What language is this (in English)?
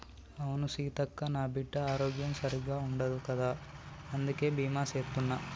Telugu